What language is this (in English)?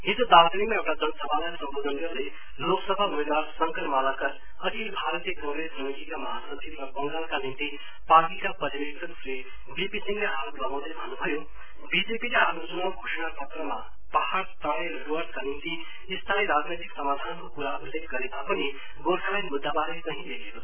Nepali